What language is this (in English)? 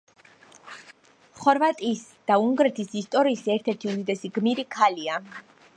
Georgian